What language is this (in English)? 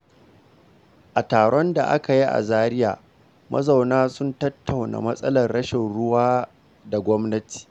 Hausa